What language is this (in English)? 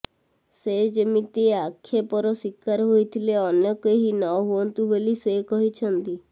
Odia